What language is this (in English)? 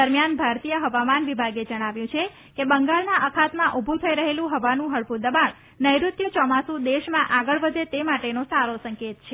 Gujarati